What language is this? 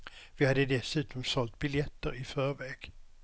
Swedish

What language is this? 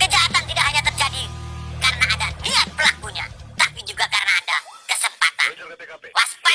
Indonesian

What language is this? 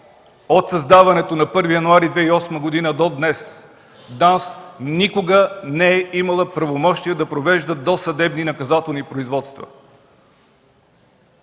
Bulgarian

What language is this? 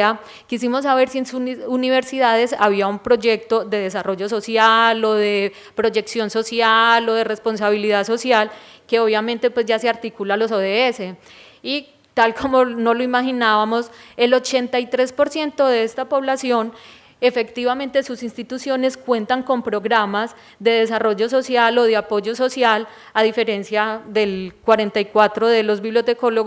Spanish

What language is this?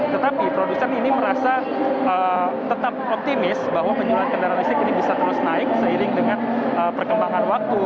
Indonesian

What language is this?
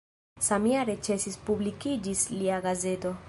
Esperanto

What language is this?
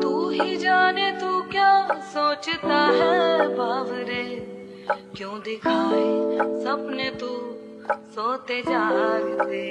Hindi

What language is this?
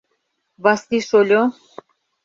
Mari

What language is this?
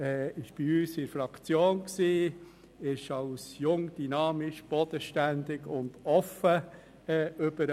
Swiss German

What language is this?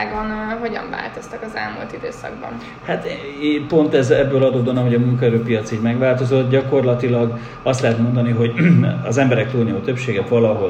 Hungarian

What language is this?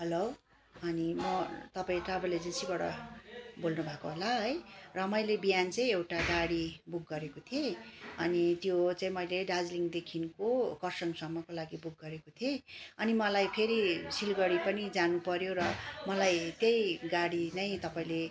Nepali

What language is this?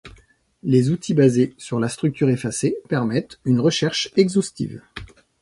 French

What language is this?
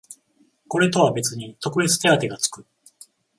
Japanese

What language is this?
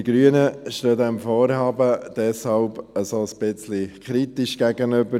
Swiss German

